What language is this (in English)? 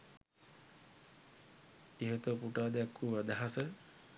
Sinhala